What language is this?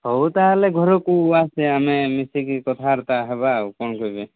Odia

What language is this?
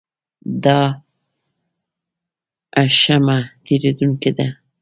Pashto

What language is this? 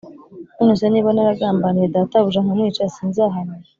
Kinyarwanda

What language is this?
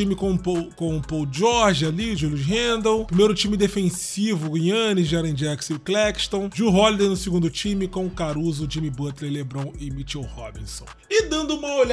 Portuguese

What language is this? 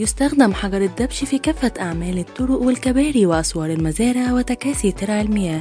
Arabic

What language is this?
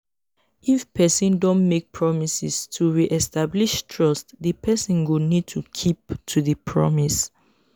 Nigerian Pidgin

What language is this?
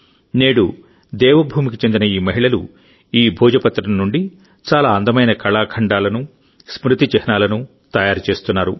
Telugu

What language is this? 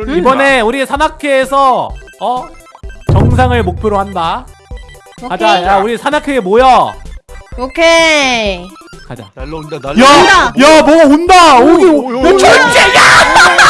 Korean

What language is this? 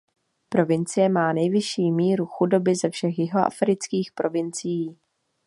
Czech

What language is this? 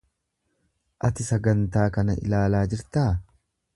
Oromo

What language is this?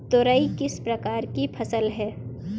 Hindi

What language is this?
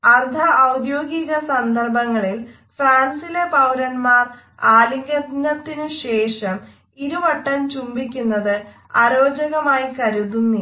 Malayalam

